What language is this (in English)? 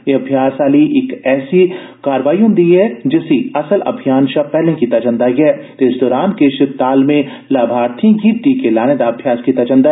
Dogri